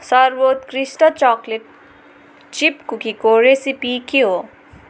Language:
Nepali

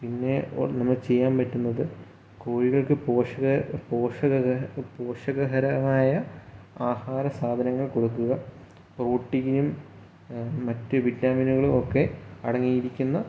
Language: Malayalam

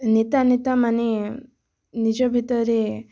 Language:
Odia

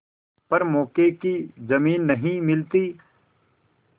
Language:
Hindi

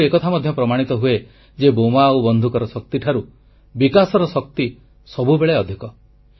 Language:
Odia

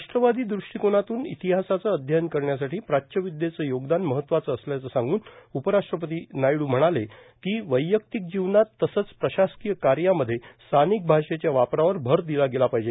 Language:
Marathi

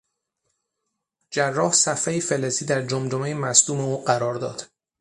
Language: Persian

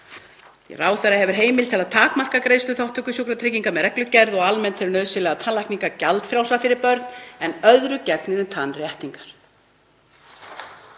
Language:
Icelandic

